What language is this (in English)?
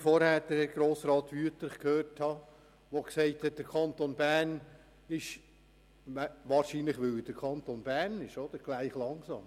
Swiss German